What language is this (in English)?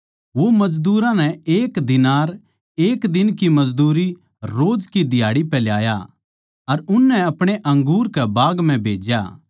Haryanvi